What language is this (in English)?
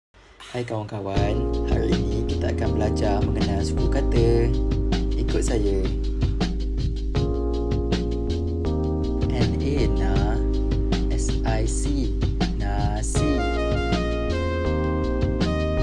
Malay